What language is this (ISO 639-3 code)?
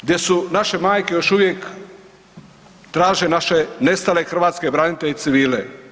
hrv